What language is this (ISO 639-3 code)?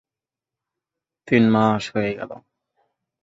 ben